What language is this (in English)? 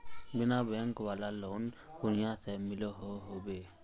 Magahi